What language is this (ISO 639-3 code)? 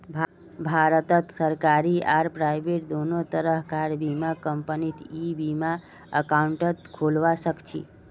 mag